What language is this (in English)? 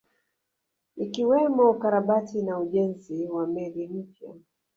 Swahili